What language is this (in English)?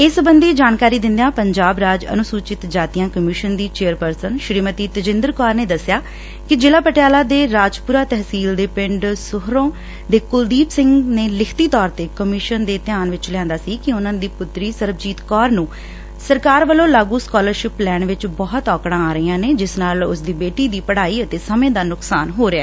Punjabi